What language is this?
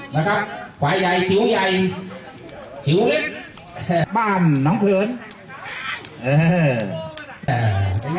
Thai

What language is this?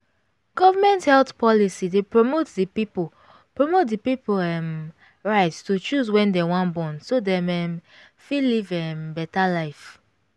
Nigerian Pidgin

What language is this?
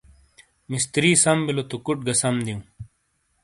Shina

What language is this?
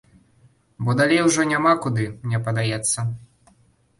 Belarusian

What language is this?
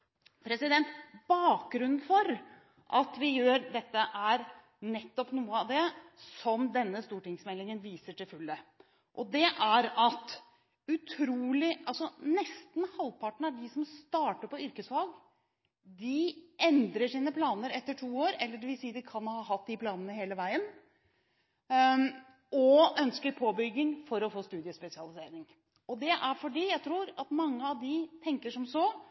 Norwegian Bokmål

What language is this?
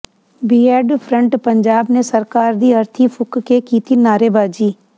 Punjabi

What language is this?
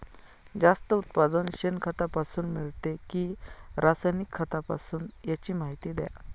Marathi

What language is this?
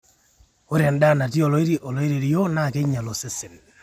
Masai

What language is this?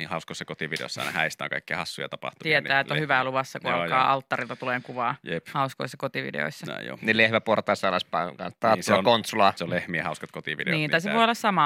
Finnish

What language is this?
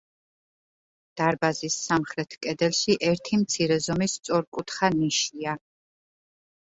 Georgian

